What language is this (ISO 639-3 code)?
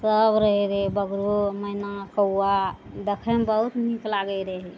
mai